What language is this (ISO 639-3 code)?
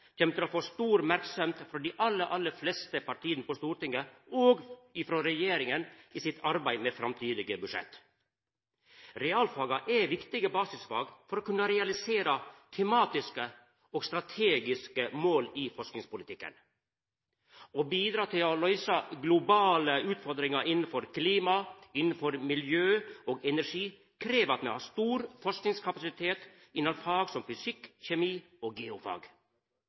nno